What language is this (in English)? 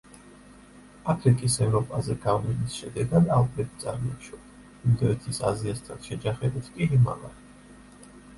Georgian